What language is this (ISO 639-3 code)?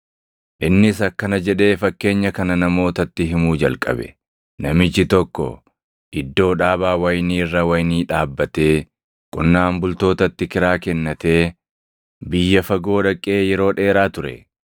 orm